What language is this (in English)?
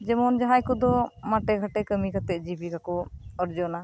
Santali